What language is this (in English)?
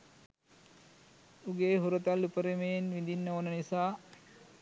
Sinhala